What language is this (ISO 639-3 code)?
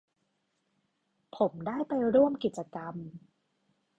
tha